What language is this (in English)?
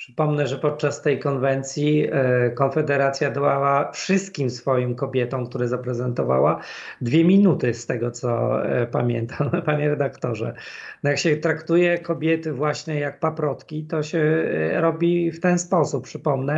Polish